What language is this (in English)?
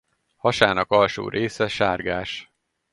Hungarian